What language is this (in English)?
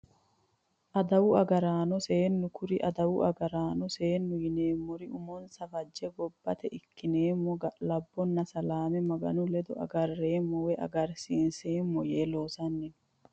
Sidamo